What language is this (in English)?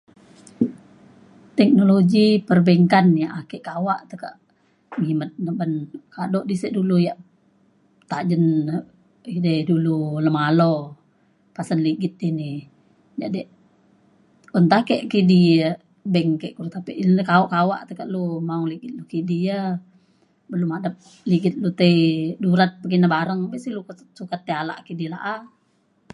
Mainstream Kenyah